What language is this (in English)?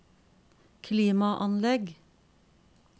Norwegian